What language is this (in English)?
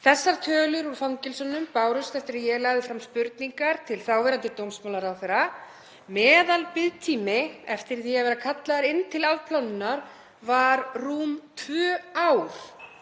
Icelandic